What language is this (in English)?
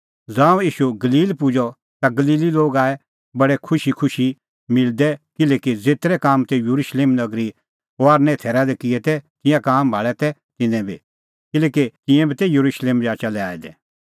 Kullu Pahari